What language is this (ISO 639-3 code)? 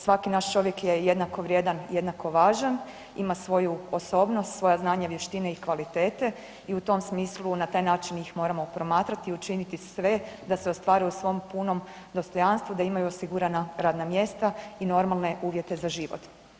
hrv